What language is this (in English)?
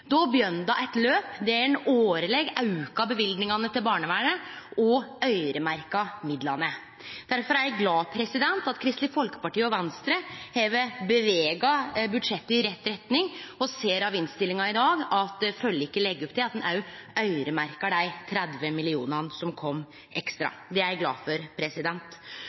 Norwegian Nynorsk